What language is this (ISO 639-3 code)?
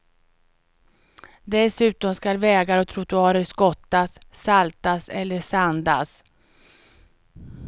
swe